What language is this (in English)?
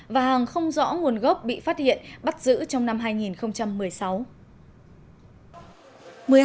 Vietnamese